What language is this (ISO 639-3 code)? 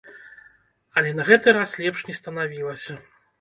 bel